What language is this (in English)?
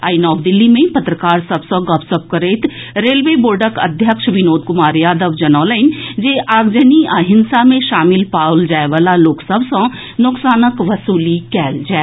Maithili